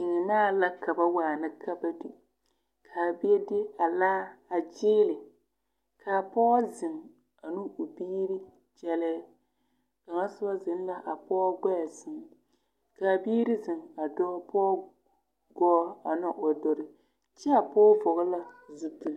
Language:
Southern Dagaare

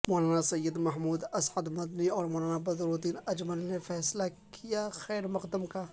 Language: Urdu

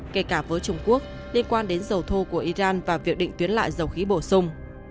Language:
Vietnamese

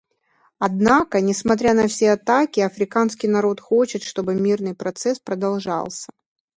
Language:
Russian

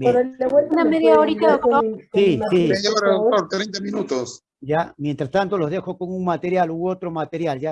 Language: Spanish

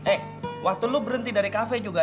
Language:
Indonesian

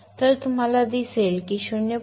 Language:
Marathi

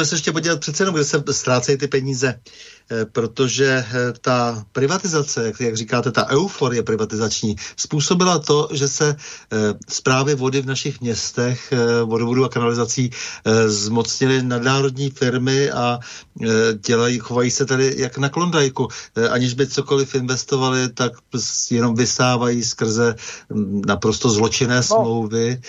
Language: Czech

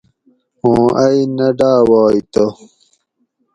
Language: Gawri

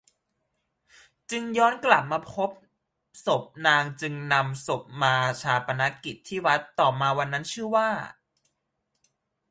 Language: Thai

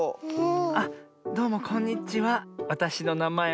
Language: Japanese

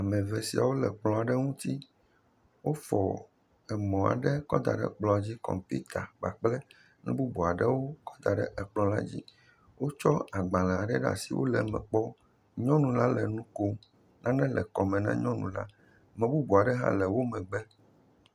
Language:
Ewe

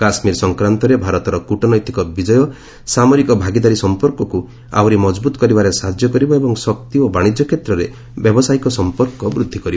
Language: Odia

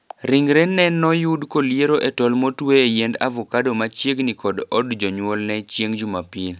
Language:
Luo (Kenya and Tanzania)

